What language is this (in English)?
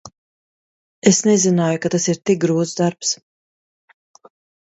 Latvian